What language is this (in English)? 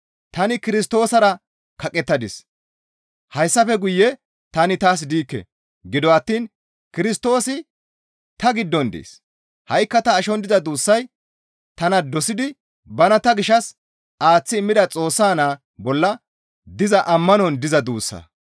Gamo